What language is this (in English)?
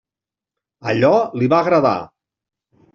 Catalan